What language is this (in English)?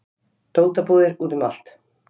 Icelandic